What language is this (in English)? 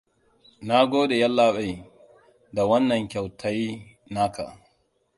Hausa